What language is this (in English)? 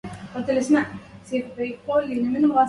Arabic